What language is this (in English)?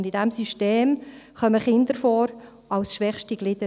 Swiss German